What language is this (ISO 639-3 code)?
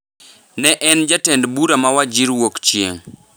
luo